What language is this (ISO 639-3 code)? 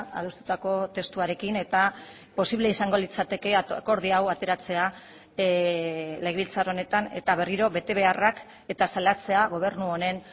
eus